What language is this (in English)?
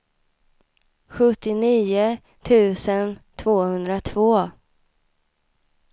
Swedish